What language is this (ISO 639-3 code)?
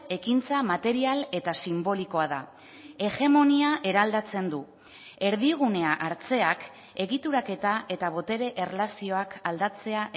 eus